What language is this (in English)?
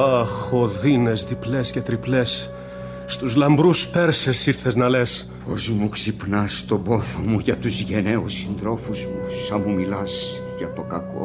Greek